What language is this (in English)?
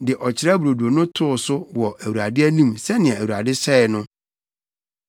Akan